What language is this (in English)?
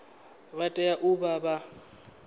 Venda